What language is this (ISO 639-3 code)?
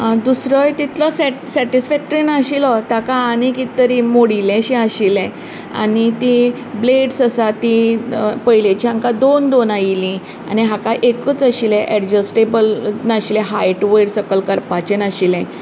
kok